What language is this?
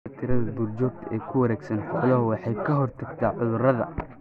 Somali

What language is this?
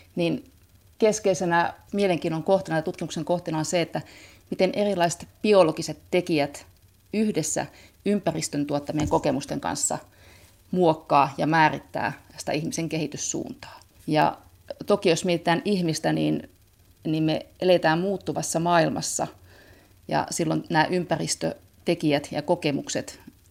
Finnish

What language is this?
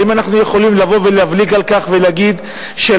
Hebrew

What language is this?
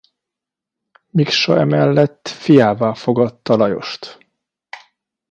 Hungarian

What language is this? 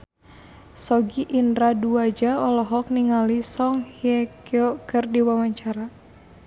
Sundanese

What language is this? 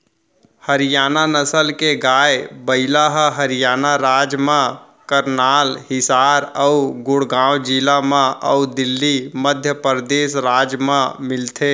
Chhattisgarhi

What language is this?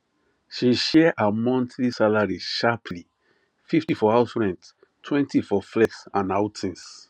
Nigerian Pidgin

